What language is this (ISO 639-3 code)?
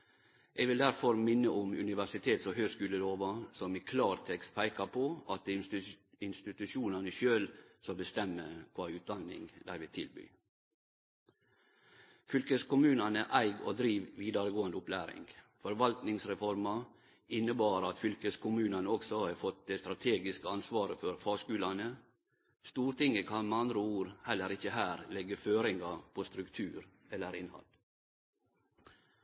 nno